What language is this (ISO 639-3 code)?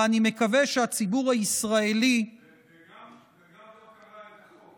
heb